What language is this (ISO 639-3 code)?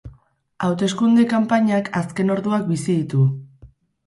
eus